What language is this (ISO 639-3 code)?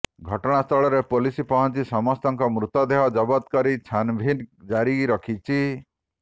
ori